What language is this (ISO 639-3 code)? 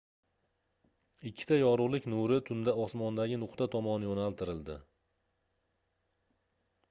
uzb